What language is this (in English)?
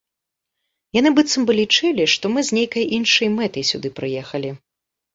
Belarusian